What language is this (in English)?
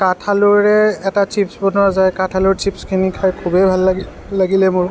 Assamese